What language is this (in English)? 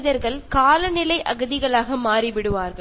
Malayalam